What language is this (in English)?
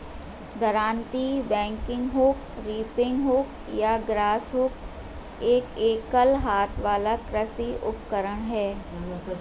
Hindi